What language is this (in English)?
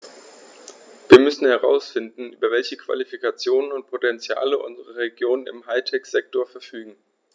German